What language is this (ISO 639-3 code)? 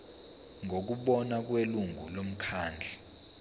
zul